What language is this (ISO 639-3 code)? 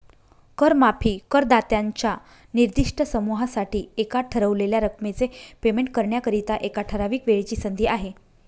mar